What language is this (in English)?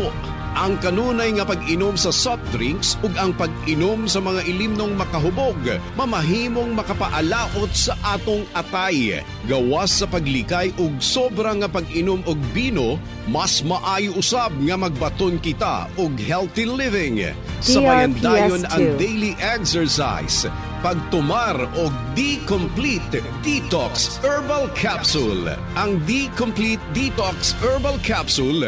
Filipino